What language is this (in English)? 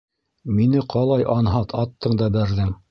Bashkir